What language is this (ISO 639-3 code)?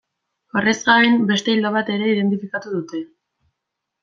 eus